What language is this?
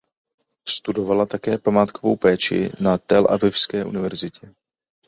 Czech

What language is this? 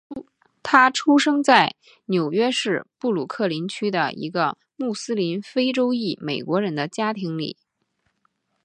Chinese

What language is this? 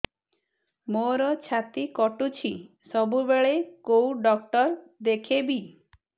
Odia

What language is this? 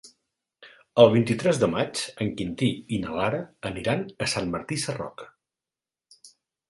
Catalan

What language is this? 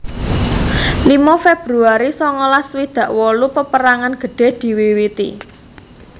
Javanese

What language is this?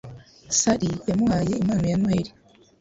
Kinyarwanda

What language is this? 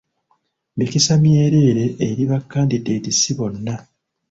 Ganda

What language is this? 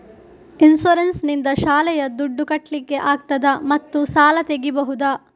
Kannada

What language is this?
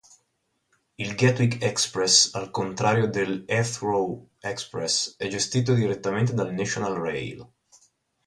Italian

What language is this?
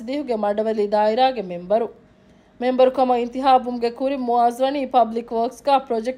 Arabic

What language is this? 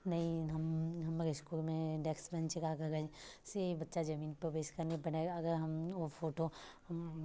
Maithili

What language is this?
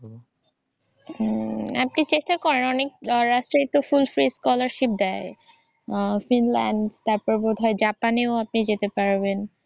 Bangla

